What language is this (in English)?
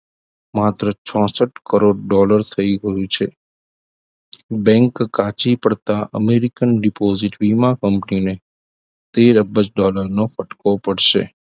Gujarati